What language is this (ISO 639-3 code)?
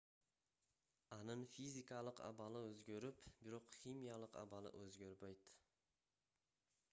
kir